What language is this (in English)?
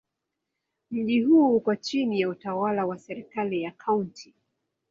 Swahili